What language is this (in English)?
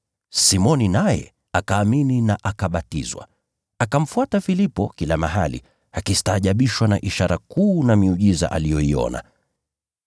Swahili